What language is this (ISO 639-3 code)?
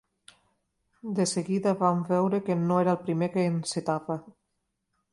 cat